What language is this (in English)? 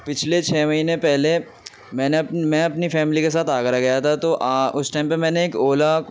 Urdu